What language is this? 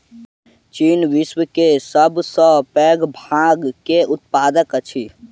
Maithili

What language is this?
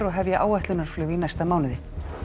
Icelandic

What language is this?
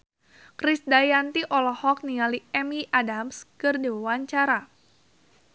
Sundanese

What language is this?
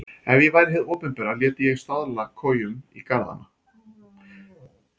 Icelandic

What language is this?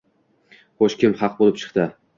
Uzbek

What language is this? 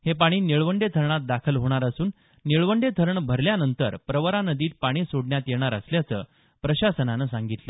Marathi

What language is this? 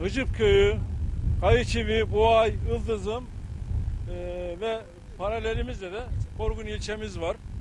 Turkish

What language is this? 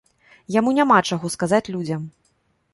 Belarusian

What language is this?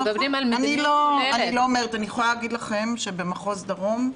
Hebrew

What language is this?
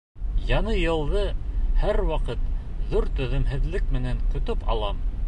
Bashkir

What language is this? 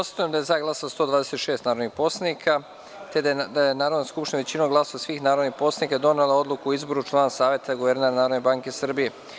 Serbian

